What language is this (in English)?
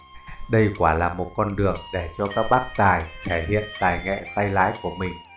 Vietnamese